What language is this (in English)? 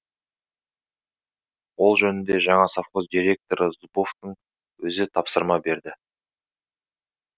Kazakh